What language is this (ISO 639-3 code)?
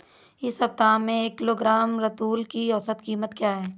hin